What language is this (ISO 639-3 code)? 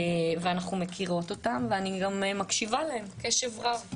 heb